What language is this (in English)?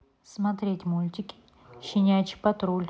Russian